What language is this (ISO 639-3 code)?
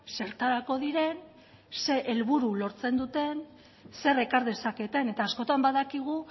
eus